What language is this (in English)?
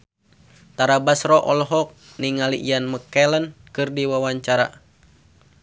Sundanese